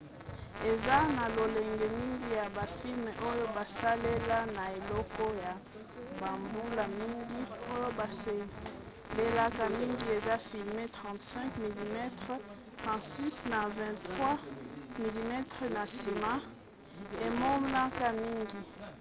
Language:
Lingala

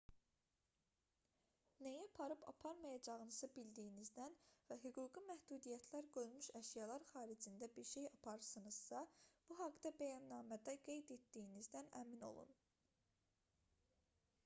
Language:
Azerbaijani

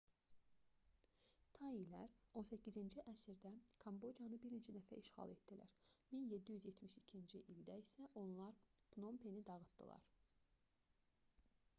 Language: Azerbaijani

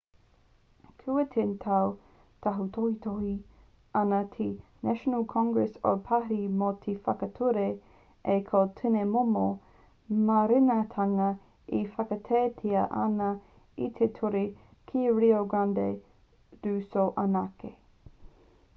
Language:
Māori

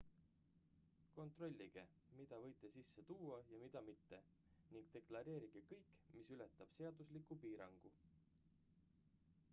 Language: Estonian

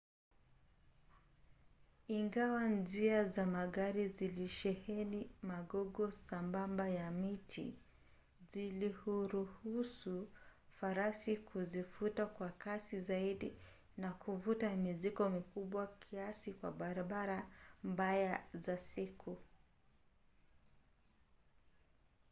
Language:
Swahili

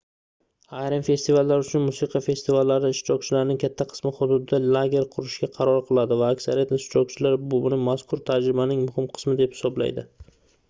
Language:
Uzbek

